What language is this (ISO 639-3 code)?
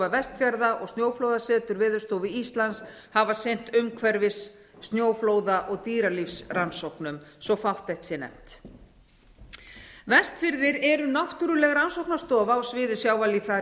isl